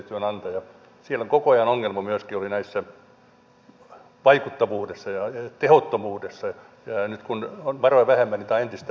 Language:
Finnish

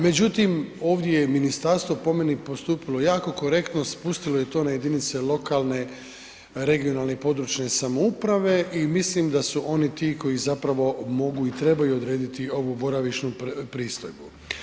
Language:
Croatian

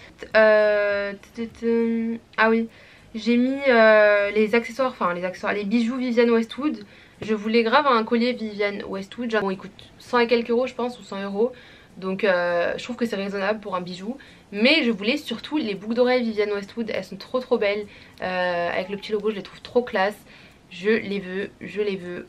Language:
French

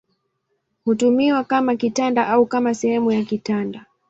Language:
Swahili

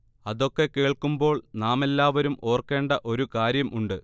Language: Malayalam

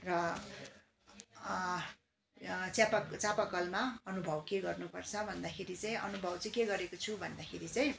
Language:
Nepali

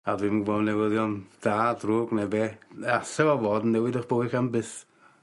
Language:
Welsh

